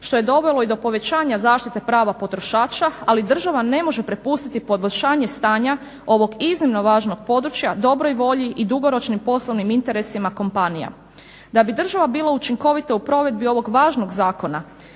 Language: Croatian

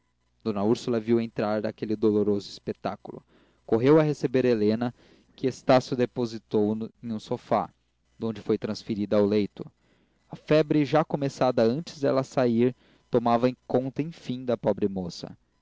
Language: Portuguese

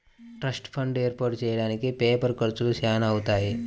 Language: Telugu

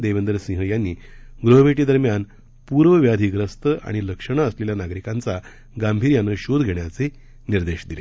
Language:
Marathi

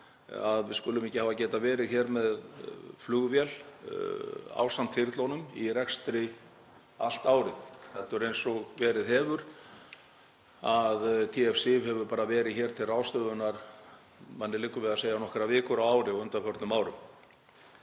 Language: Icelandic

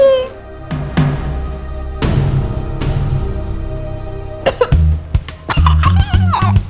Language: Indonesian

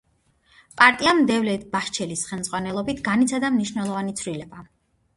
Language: Georgian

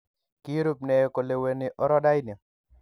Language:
Kalenjin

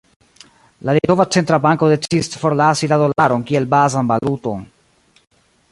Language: Esperanto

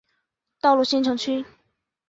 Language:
Chinese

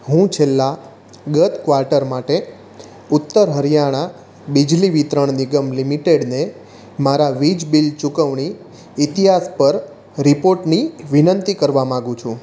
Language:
Gujarati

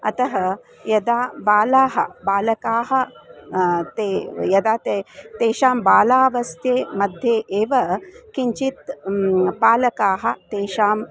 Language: Sanskrit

